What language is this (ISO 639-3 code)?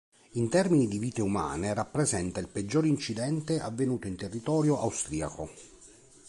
ita